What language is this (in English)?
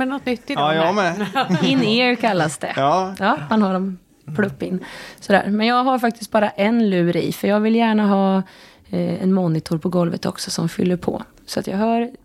Swedish